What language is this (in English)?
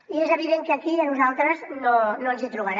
Catalan